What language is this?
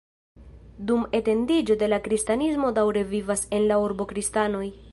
Esperanto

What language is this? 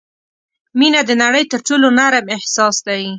Pashto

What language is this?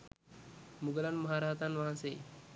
Sinhala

